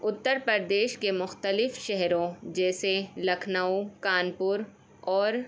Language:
Urdu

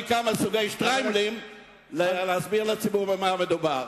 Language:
Hebrew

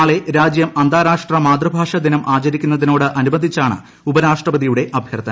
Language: Malayalam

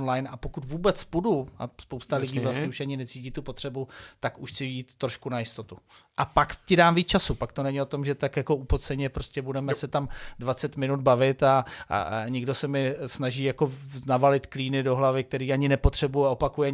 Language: Czech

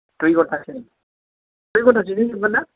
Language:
Bodo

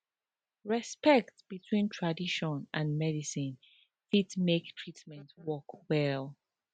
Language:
Nigerian Pidgin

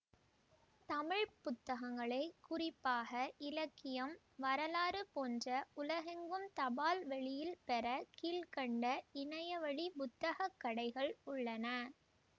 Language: Tamil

